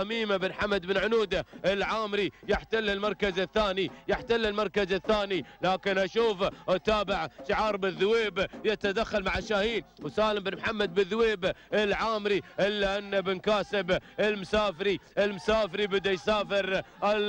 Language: Arabic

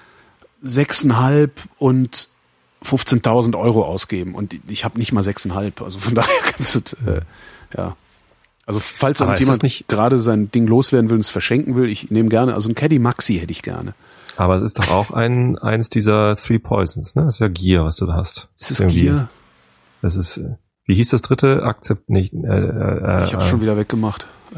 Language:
German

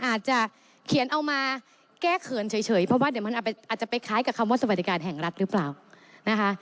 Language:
Thai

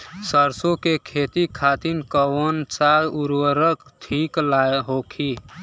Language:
Bhojpuri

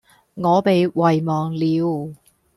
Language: Cantonese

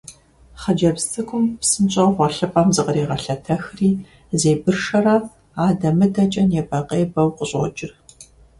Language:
Kabardian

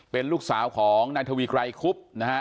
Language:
Thai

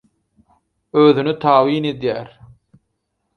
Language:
Turkmen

